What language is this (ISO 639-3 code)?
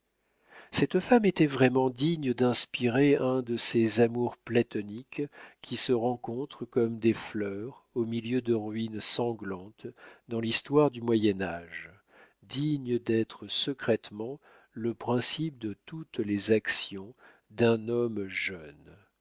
fra